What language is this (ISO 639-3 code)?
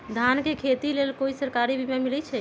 mag